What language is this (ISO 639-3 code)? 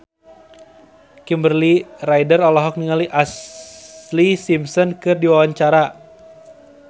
sun